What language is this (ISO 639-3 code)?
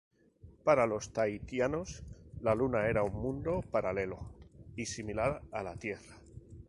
spa